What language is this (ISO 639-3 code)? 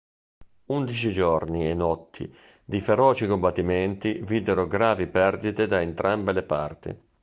ita